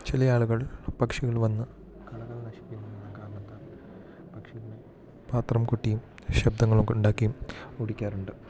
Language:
Malayalam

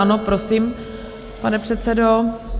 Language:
Czech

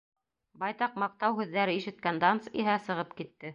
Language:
Bashkir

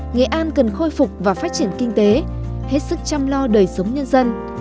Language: Vietnamese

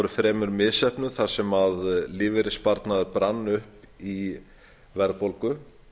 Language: Icelandic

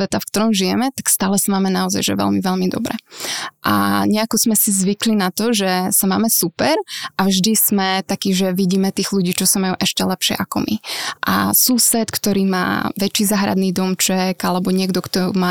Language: Czech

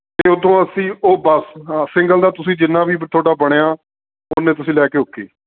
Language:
Punjabi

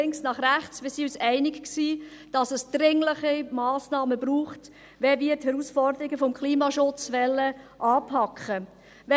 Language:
Swiss German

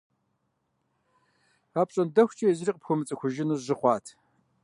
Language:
Kabardian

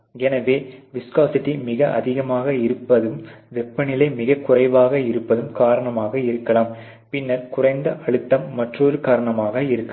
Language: Tamil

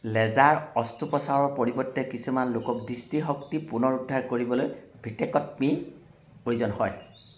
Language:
Assamese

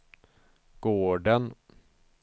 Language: Swedish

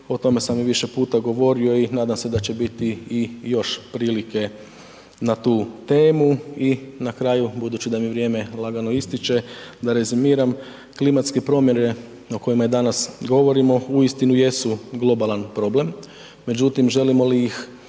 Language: Croatian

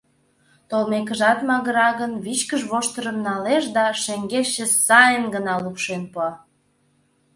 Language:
Mari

